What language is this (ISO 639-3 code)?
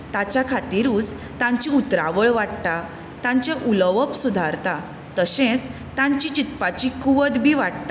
kok